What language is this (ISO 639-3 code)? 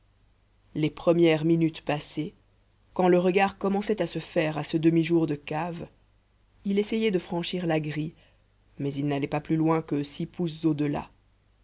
fra